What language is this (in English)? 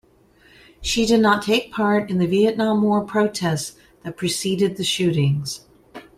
English